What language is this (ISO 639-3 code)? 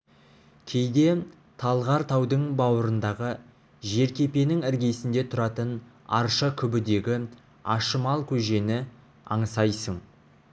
kaz